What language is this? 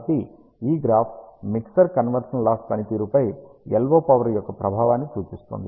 Telugu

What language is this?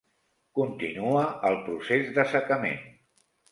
Catalan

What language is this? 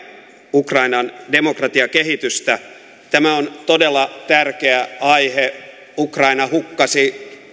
Finnish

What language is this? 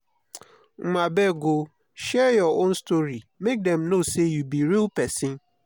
Nigerian Pidgin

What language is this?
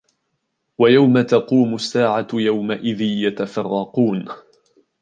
Arabic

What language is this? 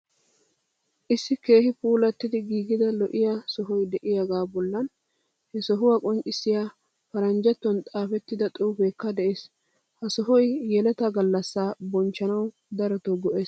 Wolaytta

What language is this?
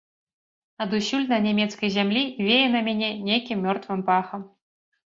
Belarusian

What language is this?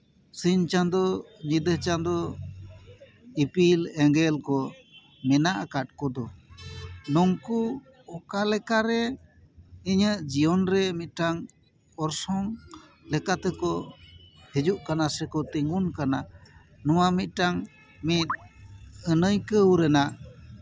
Santali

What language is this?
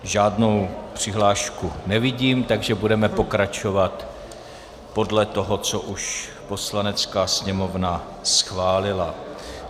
Czech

